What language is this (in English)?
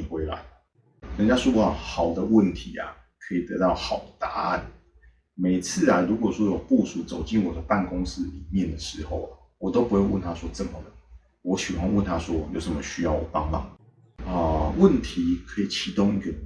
Chinese